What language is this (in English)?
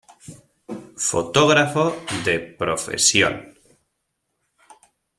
Spanish